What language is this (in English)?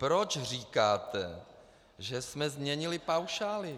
Czech